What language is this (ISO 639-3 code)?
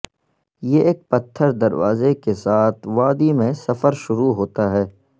urd